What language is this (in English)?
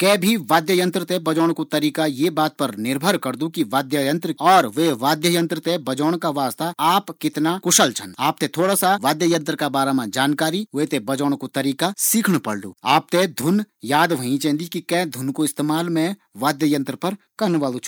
Garhwali